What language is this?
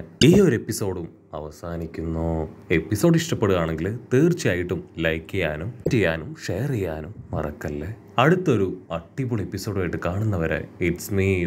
Malayalam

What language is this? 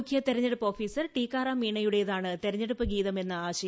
Malayalam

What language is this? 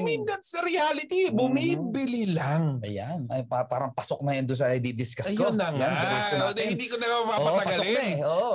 Filipino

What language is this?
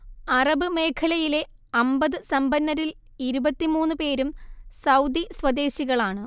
Malayalam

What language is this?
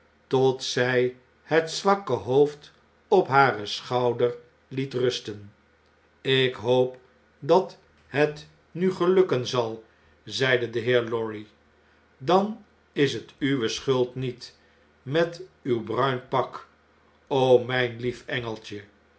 Dutch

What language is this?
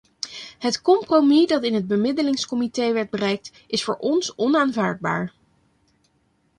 Dutch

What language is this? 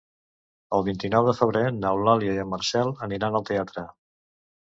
Catalan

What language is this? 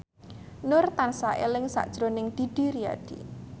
Javanese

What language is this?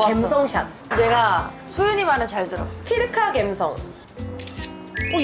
Korean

